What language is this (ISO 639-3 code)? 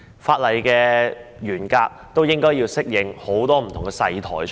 yue